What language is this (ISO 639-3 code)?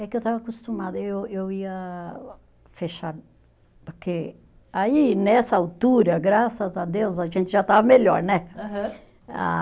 por